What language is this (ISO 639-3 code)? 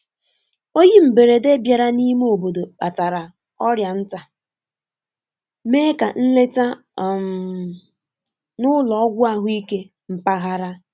ibo